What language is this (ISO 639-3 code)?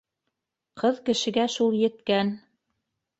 bak